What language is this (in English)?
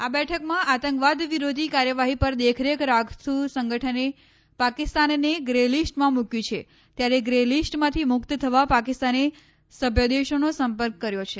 Gujarati